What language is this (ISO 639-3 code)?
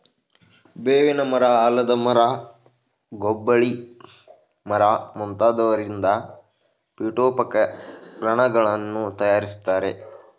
kan